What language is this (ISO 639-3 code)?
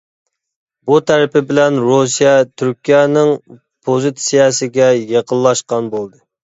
uig